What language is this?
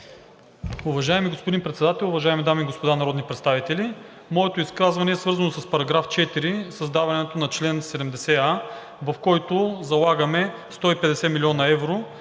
Bulgarian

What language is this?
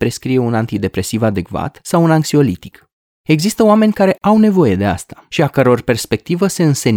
Romanian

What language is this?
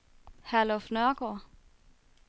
Danish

